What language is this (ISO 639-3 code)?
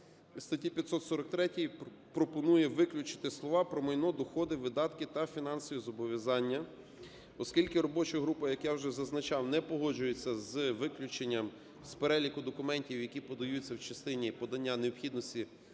ukr